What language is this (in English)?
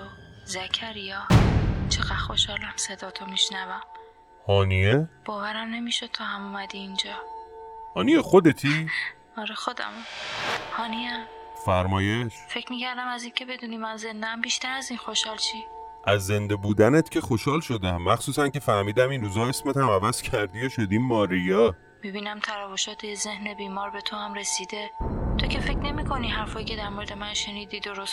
Persian